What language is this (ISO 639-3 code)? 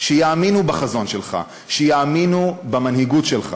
heb